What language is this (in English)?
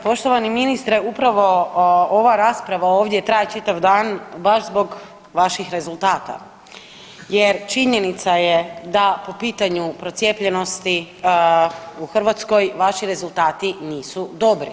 Croatian